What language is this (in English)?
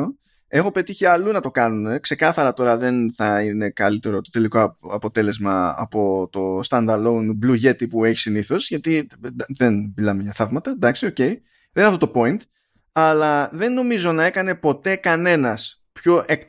Greek